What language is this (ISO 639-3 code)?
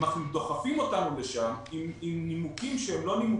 heb